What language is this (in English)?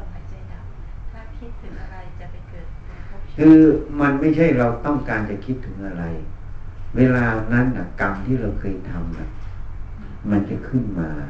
Thai